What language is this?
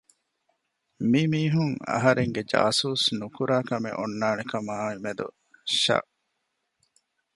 Divehi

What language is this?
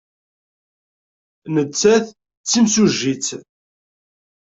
Kabyle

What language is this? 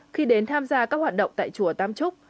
Vietnamese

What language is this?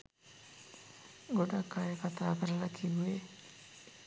Sinhala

